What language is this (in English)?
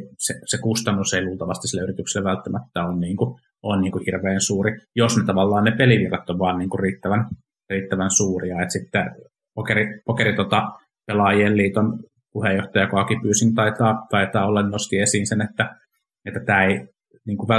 Finnish